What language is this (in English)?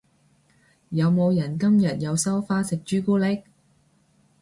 Cantonese